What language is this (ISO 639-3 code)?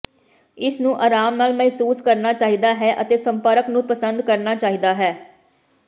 pan